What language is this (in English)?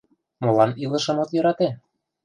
Mari